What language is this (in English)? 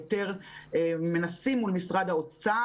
Hebrew